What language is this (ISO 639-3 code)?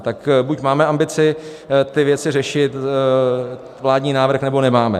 ces